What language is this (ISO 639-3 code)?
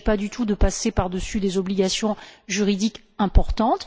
fra